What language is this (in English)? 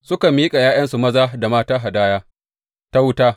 Hausa